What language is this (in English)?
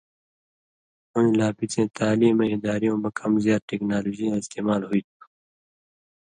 Indus Kohistani